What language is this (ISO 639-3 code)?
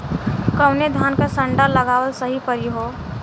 bho